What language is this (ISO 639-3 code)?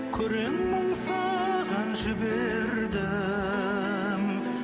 kaz